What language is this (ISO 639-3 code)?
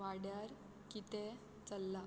kok